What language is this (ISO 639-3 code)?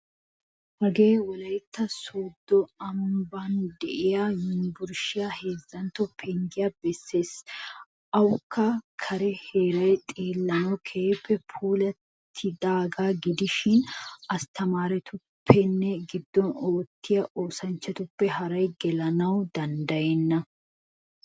wal